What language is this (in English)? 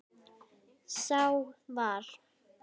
Icelandic